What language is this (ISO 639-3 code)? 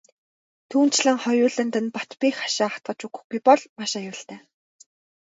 mon